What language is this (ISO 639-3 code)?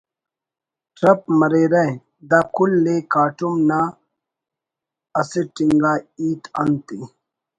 brh